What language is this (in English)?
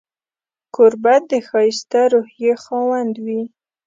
Pashto